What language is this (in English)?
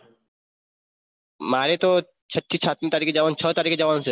Gujarati